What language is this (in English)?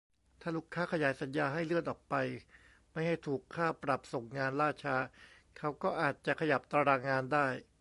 Thai